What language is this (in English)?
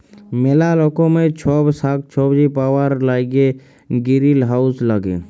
Bangla